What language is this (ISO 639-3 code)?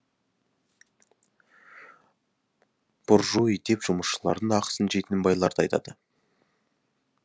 kaz